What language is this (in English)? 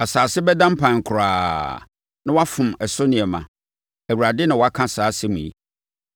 Akan